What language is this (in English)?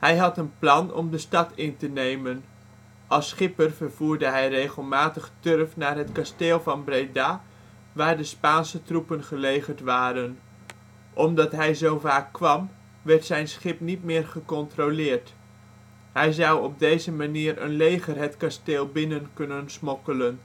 Dutch